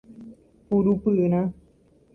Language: Guarani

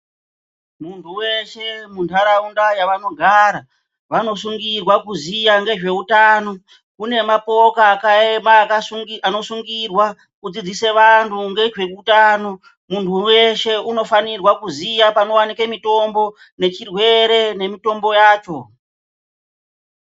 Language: Ndau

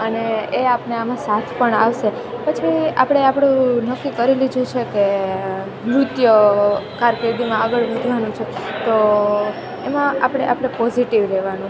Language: Gujarati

